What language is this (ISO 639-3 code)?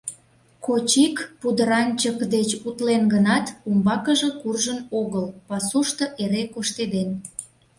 chm